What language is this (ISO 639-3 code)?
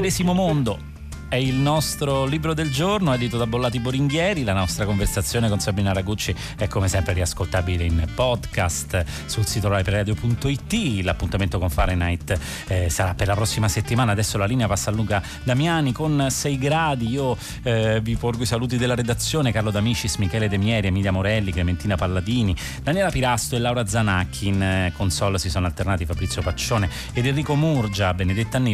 ita